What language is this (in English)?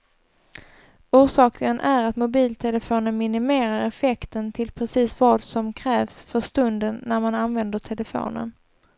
Swedish